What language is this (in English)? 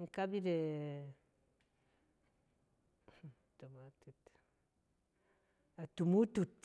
Cen